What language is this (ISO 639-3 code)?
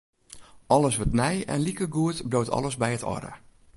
fry